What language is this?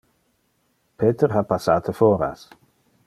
Interlingua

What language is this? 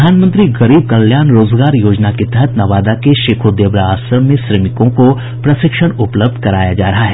Hindi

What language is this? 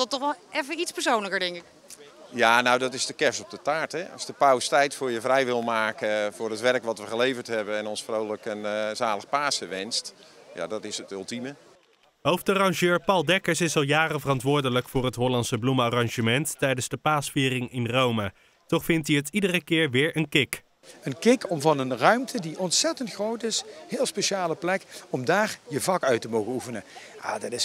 Dutch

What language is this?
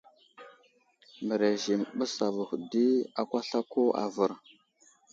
Wuzlam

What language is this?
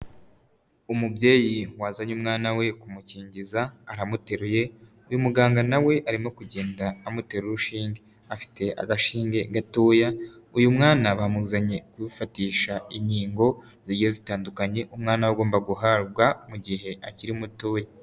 Kinyarwanda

